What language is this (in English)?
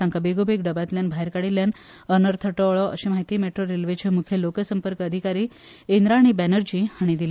Konkani